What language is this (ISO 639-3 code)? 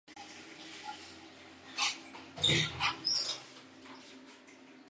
zho